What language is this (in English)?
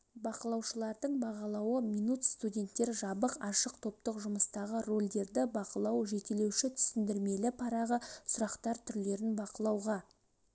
Kazakh